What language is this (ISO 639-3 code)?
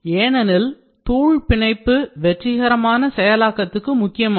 tam